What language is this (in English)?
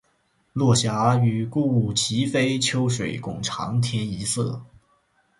Chinese